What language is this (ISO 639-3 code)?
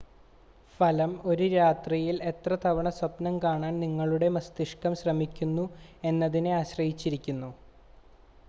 mal